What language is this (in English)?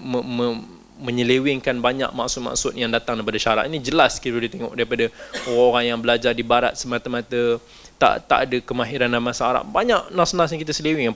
Malay